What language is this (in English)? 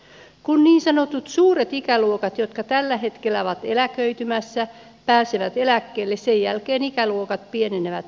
Finnish